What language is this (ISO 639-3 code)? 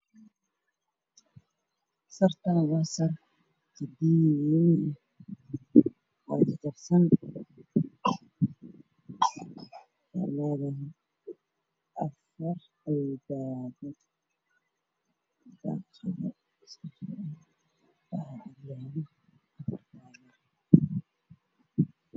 som